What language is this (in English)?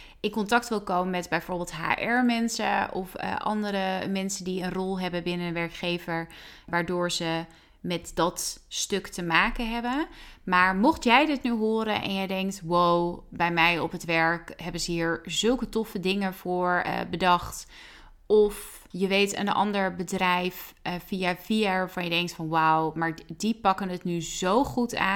Dutch